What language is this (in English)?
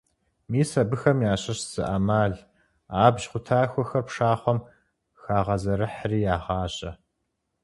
Kabardian